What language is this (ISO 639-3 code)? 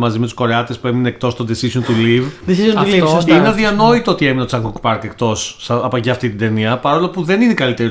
ell